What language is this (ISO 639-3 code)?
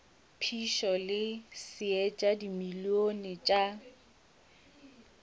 nso